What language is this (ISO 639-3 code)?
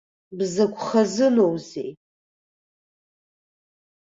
abk